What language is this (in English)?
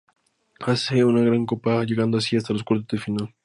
Spanish